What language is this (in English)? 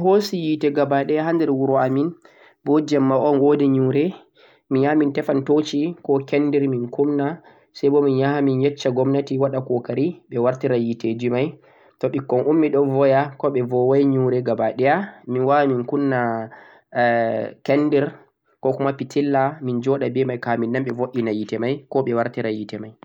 Central-Eastern Niger Fulfulde